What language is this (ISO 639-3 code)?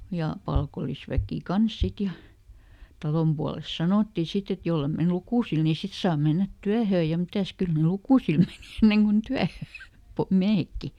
fin